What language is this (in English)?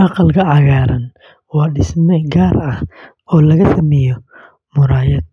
Somali